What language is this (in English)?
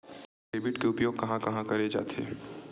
Chhattisgarhi